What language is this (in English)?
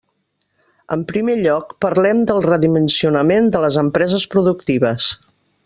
Catalan